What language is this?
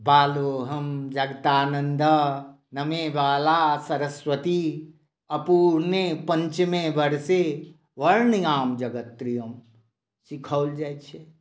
Maithili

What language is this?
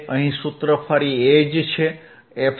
Gujarati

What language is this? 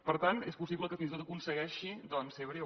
Catalan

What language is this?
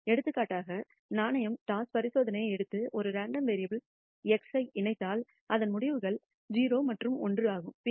Tamil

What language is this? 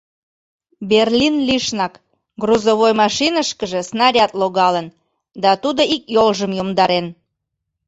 Mari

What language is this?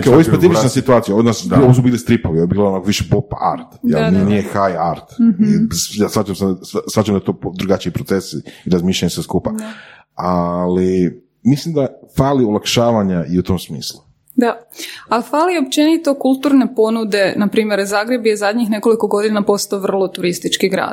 Croatian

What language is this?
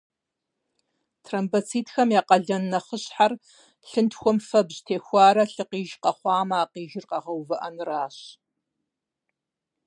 Kabardian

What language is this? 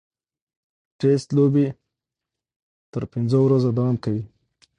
Pashto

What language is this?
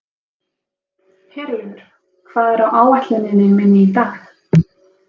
Icelandic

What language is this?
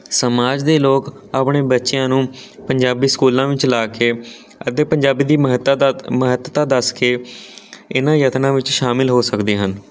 Punjabi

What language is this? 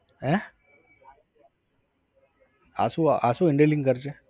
Gujarati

